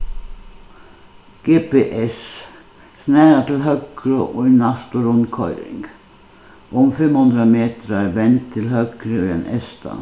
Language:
Faroese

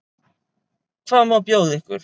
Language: Icelandic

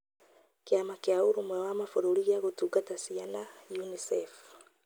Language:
Kikuyu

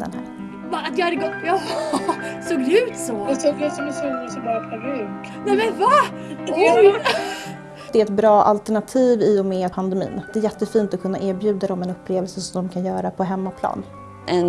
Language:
Swedish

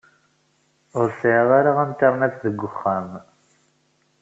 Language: Kabyle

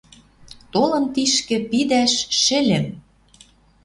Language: Western Mari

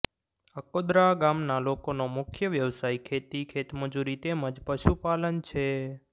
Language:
Gujarati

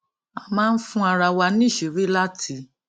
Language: Yoruba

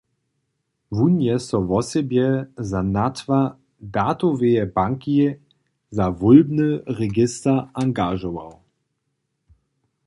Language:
Upper Sorbian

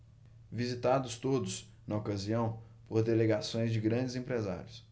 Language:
Portuguese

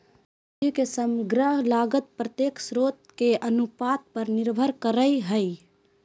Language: Magahi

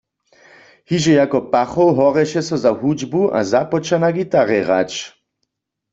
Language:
Upper Sorbian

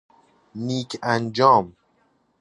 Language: Persian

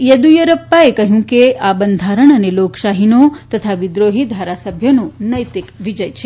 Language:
Gujarati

